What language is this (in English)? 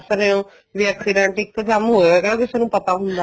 Punjabi